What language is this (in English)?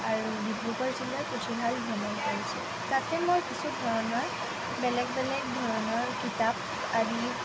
Assamese